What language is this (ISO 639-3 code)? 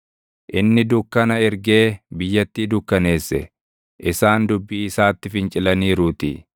orm